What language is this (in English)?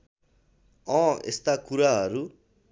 Nepali